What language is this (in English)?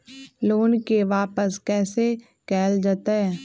Magahi